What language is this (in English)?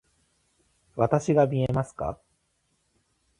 Japanese